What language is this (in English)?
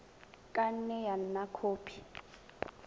Tswana